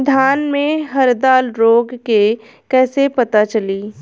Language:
Bhojpuri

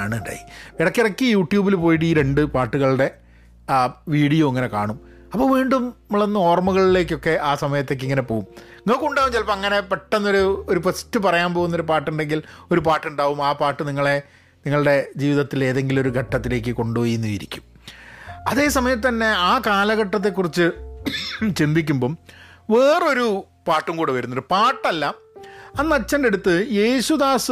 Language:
Malayalam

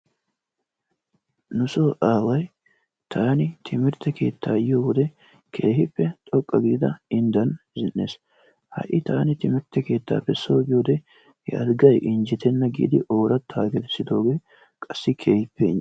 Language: Wolaytta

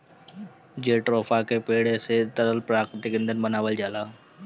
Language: Bhojpuri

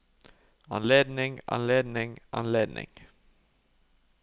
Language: Norwegian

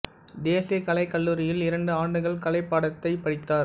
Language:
Tamil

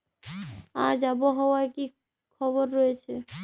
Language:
Bangla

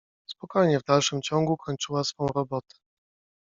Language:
Polish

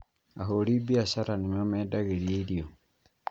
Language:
Kikuyu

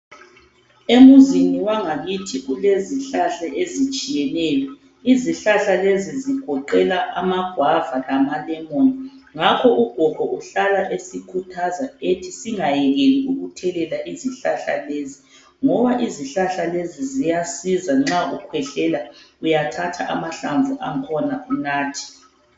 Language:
North Ndebele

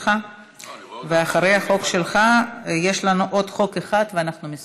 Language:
Hebrew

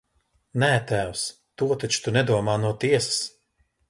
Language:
Latvian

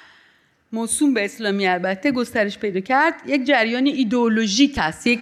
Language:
Persian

